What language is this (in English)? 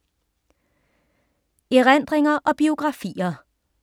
Danish